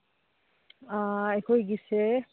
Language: Manipuri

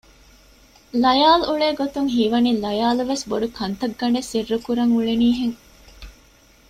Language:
Divehi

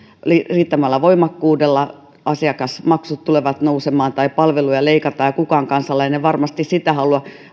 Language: Finnish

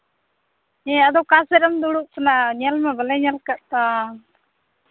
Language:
Santali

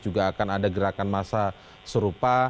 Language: Indonesian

